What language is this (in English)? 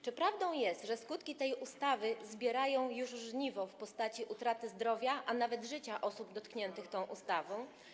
Polish